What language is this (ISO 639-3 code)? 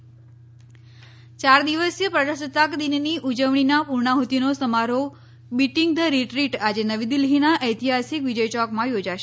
guj